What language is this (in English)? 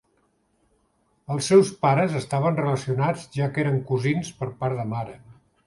Catalan